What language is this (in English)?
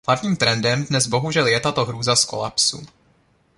Czech